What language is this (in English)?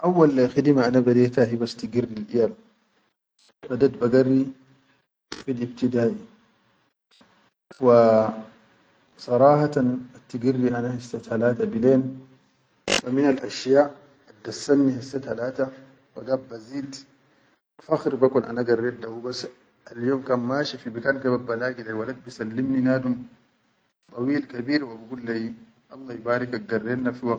Chadian Arabic